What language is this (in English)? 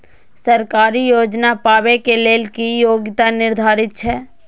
Maithili